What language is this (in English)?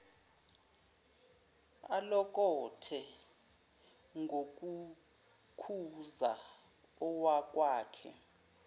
Zulu